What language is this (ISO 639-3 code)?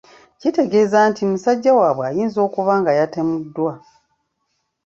lug